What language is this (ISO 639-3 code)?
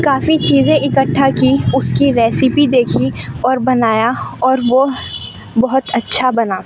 urd